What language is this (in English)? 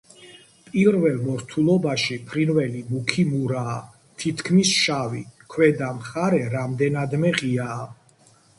Georgian